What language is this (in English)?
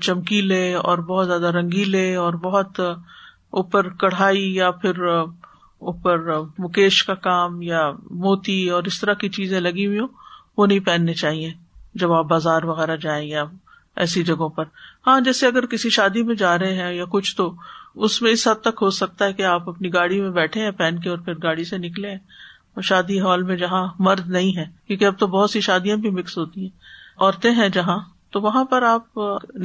Urdu